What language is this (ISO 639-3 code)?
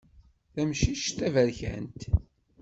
kab